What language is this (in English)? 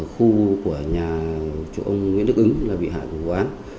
Vietnamese